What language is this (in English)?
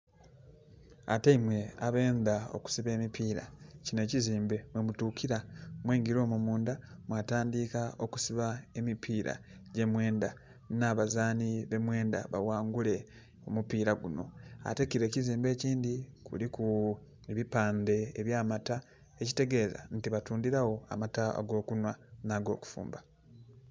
Soga